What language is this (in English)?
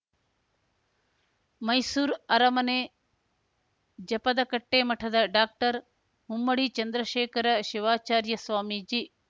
Kannada